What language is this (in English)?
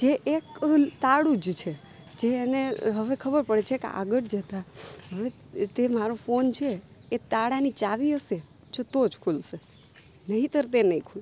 Gujarati